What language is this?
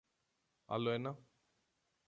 Greek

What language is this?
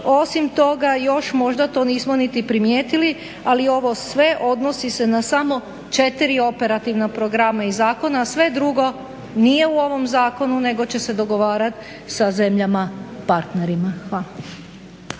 Croatian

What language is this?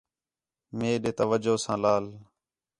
Khetrani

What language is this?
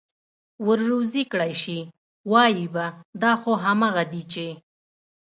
Pashto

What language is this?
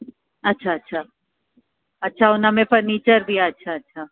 Sindhi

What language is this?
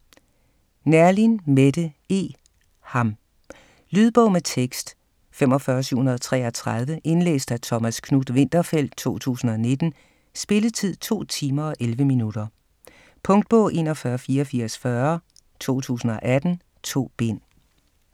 Danish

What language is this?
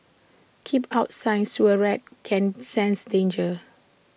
English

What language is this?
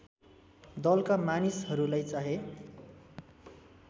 Nepali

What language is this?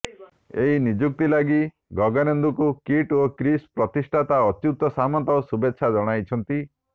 Odia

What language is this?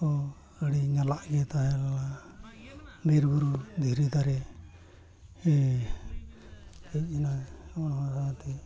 Santali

